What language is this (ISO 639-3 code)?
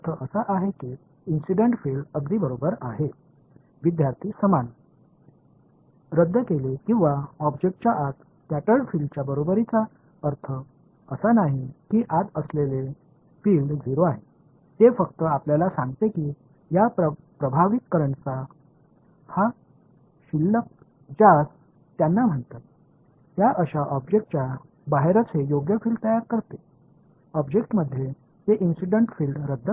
tam